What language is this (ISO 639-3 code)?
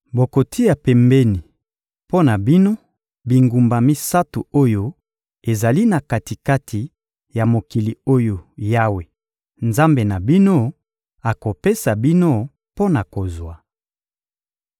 lin